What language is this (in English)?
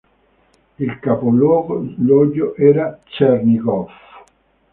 Italian